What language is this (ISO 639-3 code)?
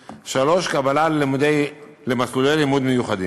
heb